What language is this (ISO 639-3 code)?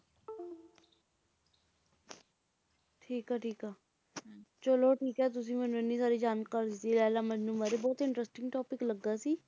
pan